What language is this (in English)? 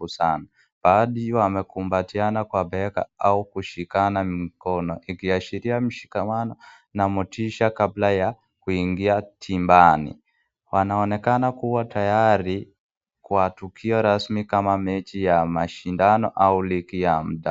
Swahili